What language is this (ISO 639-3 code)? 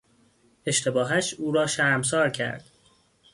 fas